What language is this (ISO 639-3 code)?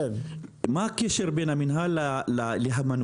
heb